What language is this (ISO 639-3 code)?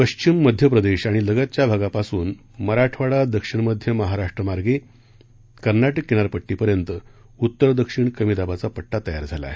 mar